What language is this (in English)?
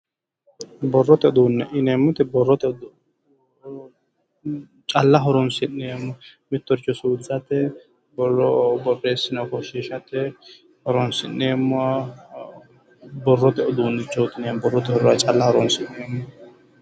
Sidamo